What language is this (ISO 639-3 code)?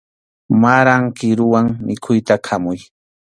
qxu